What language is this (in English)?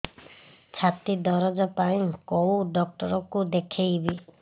Odia